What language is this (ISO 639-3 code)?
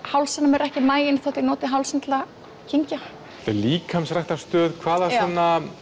isl